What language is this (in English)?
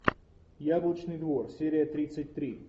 Russian